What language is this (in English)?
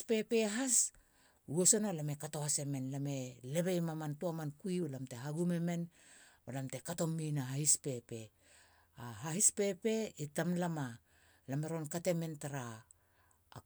Halia